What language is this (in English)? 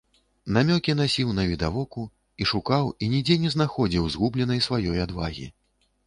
Belarusian